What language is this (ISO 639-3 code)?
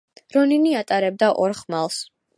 kat